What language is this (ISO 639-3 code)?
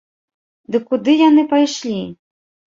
bel